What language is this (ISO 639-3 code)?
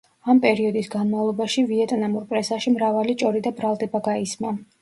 kat